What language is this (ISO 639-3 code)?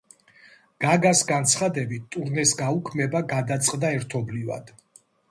kat